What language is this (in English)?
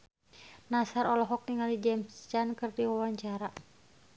Sundanese